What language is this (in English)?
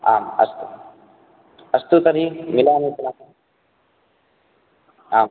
Sanskrit